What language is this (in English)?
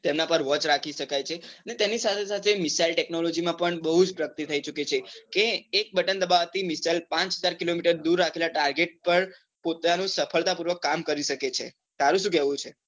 Gujarati